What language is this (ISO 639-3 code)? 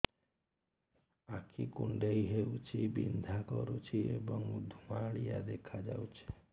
ori